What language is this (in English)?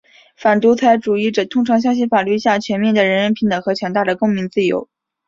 Chinese